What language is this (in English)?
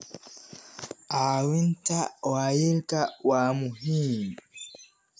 Somali